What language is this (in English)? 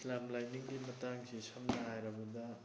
Manipuri